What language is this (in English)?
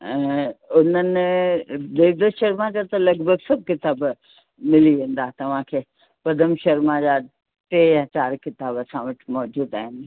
Sindhi